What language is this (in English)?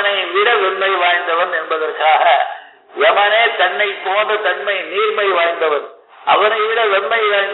Tamil